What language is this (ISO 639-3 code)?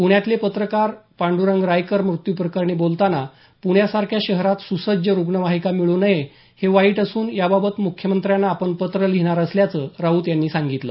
mar